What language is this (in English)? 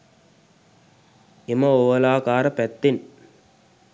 Sinhala